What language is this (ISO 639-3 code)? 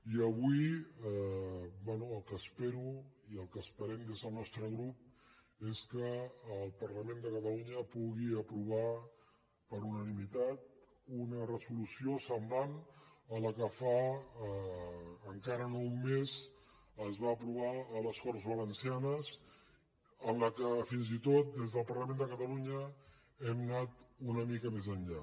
cat